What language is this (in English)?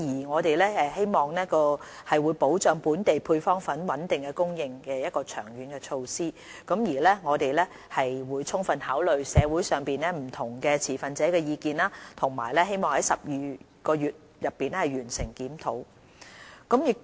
Cantonese